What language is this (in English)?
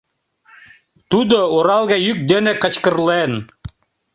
Mari